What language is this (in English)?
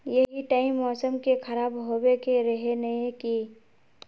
Magahi